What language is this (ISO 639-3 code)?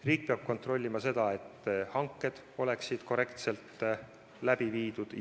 est